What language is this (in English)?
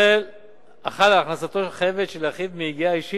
Hebrew